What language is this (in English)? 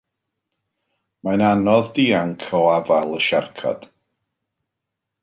Welsh